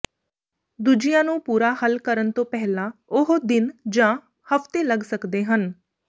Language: Punjabi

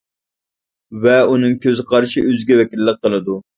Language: Uyghur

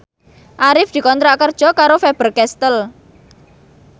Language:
Javanese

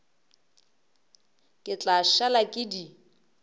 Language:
Northern Sotho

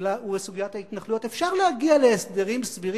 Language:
Hebrew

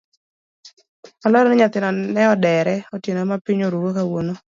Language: Luo (Kenya and Tanzania)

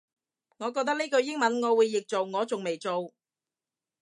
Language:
Cantonese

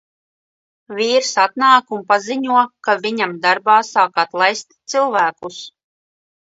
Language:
Latvian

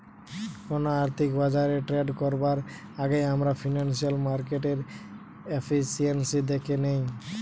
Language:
Bangla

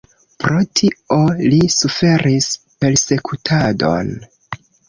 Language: Esperanto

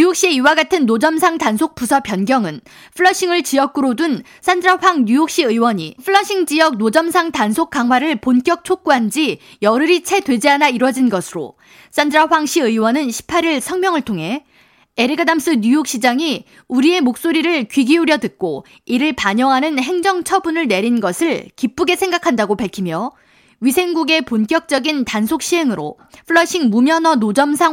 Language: Korean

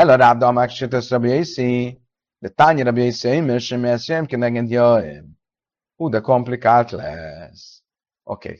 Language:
Hungarian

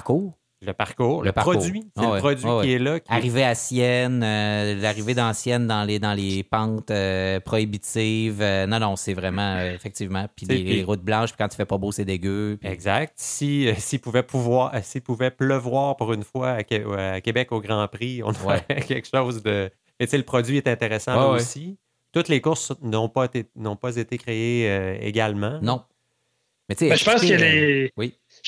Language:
French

